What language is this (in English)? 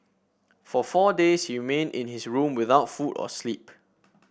English